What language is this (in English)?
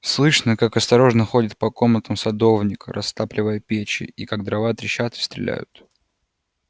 Russian